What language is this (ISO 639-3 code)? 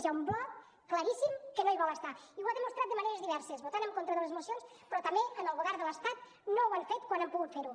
cat